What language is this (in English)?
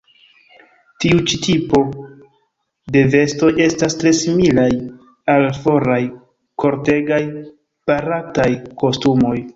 Esperanto